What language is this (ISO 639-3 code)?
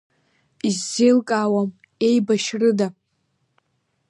abk